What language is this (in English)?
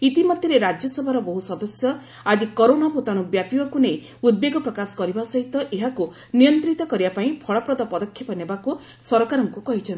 Odia